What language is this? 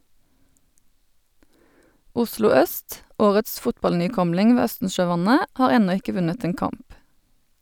Norwegian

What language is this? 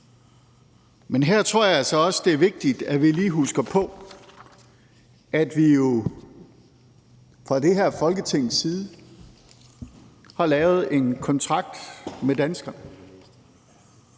Danish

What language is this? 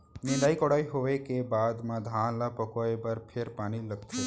Chhattisgarhi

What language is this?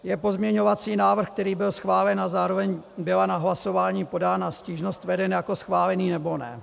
Czech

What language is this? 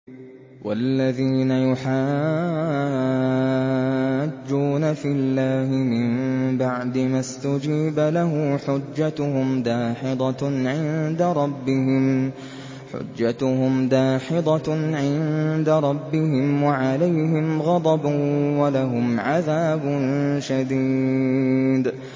Arabic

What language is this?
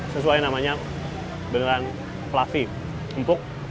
Indonesian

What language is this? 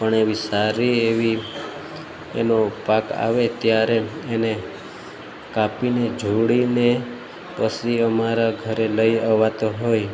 Gujarati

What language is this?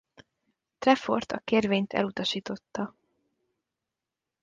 Hungarian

